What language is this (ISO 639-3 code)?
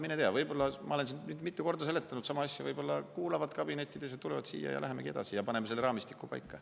est